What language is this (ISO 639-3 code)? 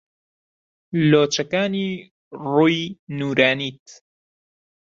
ckb